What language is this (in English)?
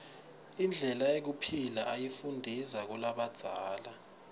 Swati